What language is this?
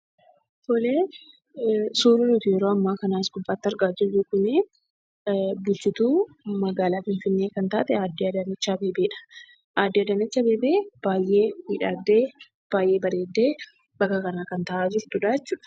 Oromo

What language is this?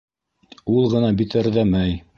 Bashkir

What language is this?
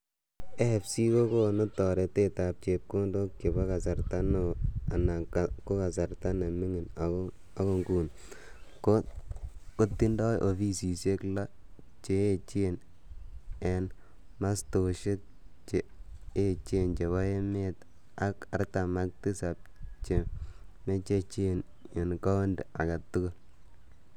Kalenjin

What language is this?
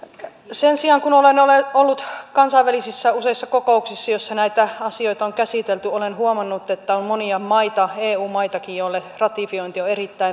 Finnish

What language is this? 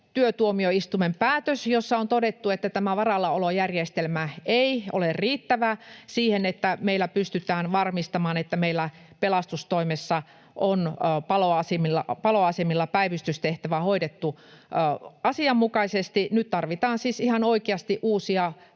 Finnish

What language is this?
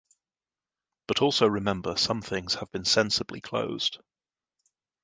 English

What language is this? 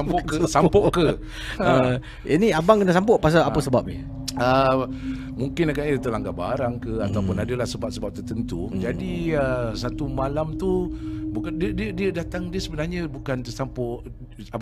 Malay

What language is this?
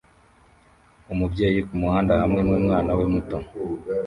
Kinyarwanda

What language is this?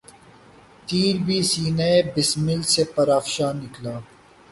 Urdu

